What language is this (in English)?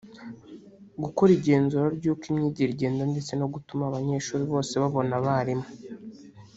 Kinyarwanda